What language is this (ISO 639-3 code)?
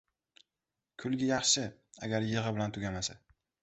uzb